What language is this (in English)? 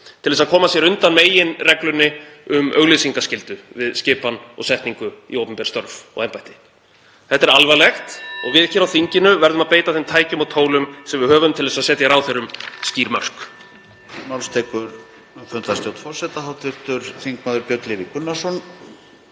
Icelandic